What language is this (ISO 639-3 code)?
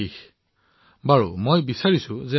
asm